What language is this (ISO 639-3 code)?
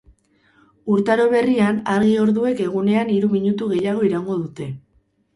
eus